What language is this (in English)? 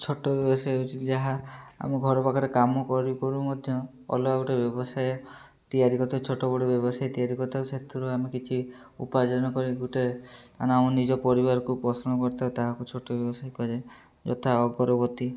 Odia